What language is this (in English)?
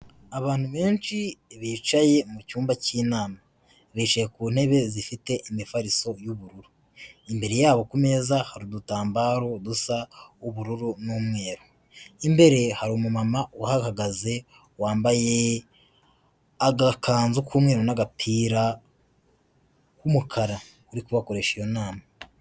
Kinyarwanda